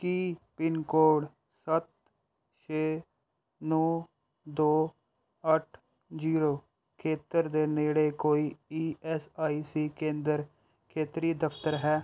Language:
Punjabi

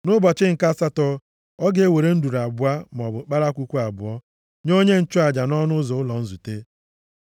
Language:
Igbo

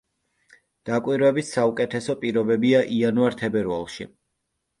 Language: Georgian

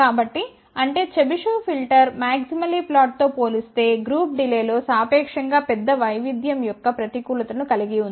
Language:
Telugu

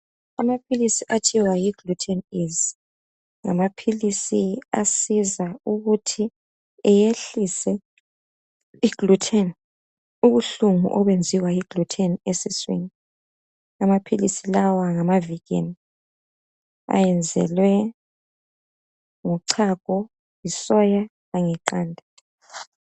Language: North Ndebele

